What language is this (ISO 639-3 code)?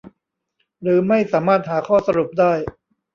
tha